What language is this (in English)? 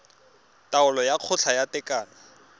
Tswana